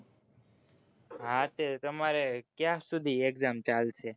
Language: Gujarati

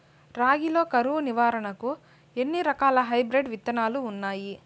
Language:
Telugu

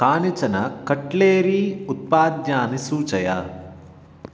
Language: Sanskrit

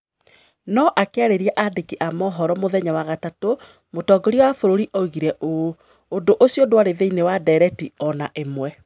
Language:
Kikuyu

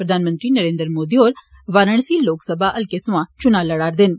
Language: Dogri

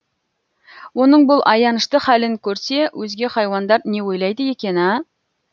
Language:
Kazakh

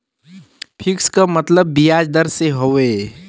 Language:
Bhojpuri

